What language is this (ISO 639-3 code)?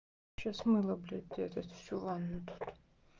rus